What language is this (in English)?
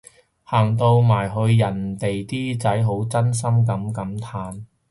Cantonese